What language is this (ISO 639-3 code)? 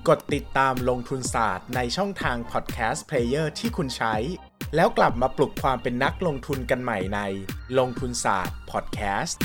tha